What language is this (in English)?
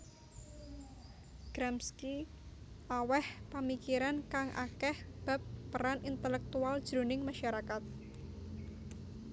Javanese